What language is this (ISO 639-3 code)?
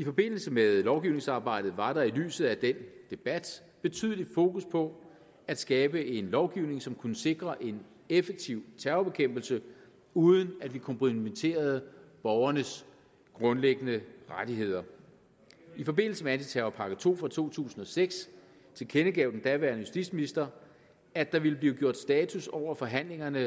dan